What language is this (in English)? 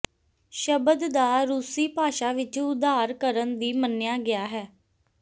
Punjabi